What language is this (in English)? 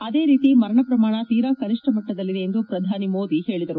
Kannada